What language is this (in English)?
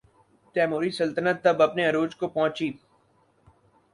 Urdu